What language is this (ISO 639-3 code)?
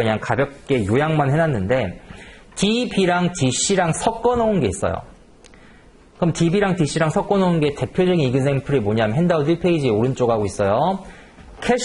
kor